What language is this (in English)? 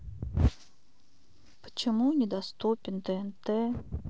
Russian